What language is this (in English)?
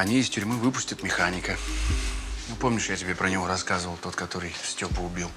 Russian